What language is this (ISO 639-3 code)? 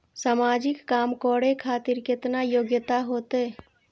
mai